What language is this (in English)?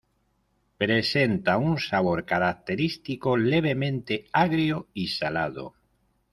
Spanish